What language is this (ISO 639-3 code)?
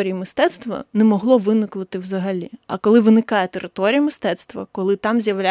ukr